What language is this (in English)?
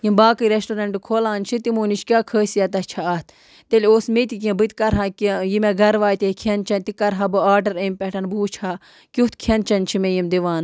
Kashmiri